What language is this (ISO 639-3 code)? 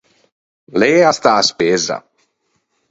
lij